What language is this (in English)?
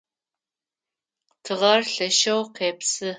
Adyghe